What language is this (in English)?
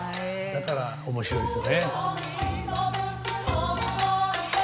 Japanese